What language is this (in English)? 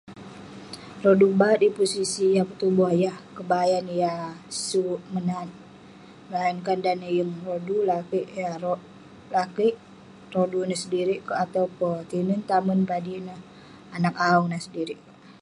Western Penan